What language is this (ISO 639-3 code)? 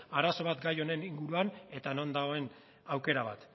eus